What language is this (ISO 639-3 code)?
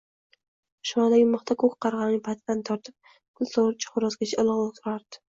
uzb